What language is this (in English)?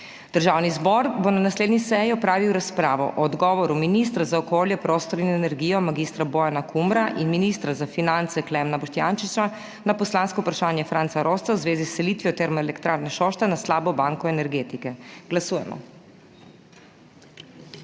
Slovenian